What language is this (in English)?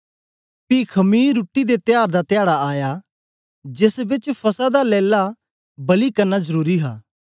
Dogri